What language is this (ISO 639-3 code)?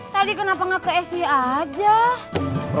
ind